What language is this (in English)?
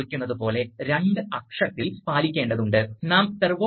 Malayalam